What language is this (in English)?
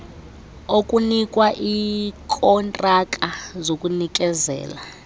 Xhosa